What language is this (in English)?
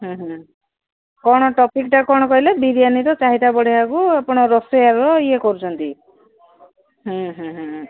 Odia